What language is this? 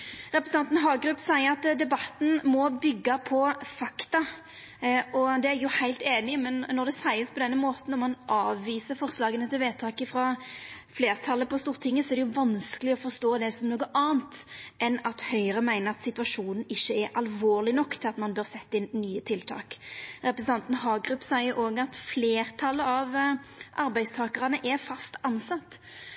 Norwegian Nynorsk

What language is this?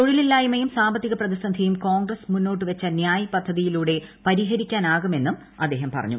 Malayalam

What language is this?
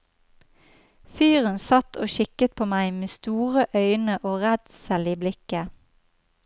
Norwegian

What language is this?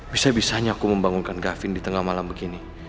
Indonesian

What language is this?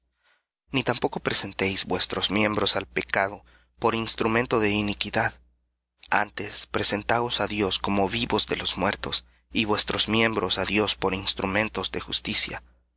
Spanish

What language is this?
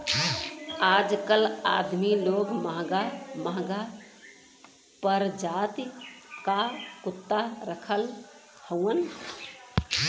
Bhojpuri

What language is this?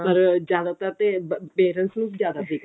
Punjabi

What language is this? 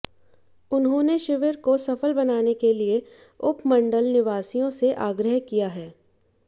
Hindi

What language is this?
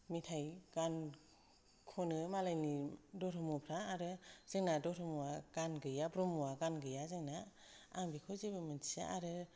Bodo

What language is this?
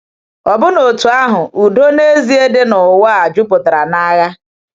Igbo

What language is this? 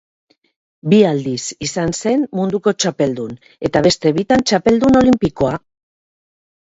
Basque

